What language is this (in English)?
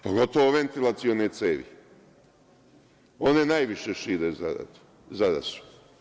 Serbian